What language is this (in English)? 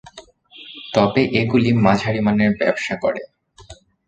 Bangla